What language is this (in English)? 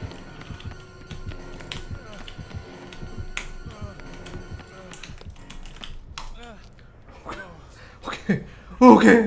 Korean